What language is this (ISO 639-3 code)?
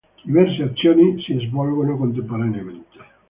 ita